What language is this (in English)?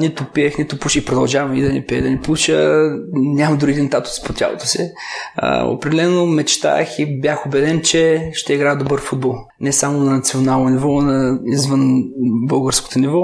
Bulgarian